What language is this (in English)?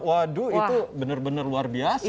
Indonesian